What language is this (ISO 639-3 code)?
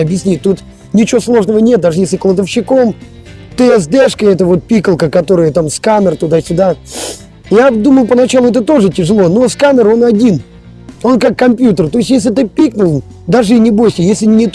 rus